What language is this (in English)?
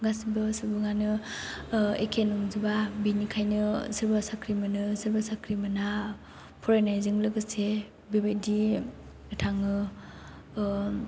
Bodo